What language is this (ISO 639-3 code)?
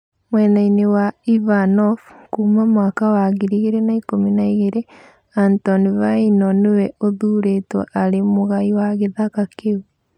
kik